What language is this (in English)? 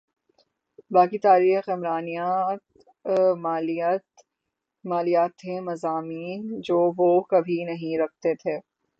Urdu